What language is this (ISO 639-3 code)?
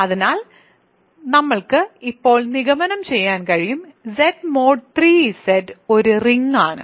mal